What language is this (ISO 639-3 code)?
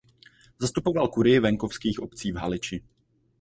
ces